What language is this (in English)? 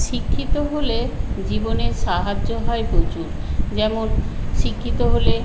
Bangla